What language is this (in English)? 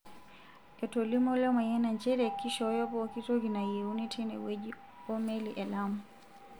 Masai